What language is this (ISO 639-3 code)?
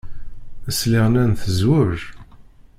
kab